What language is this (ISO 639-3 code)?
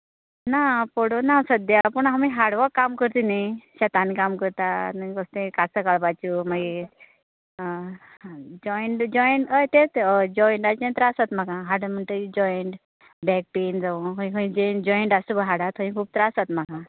kok